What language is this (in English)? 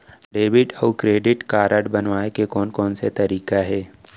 Chhattisgarhi